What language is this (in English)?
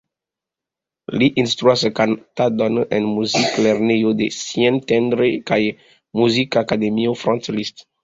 Esperanto